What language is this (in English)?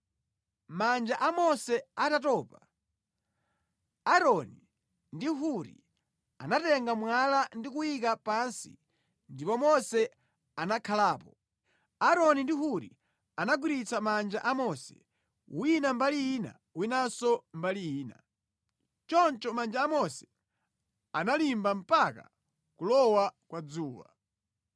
Nyanja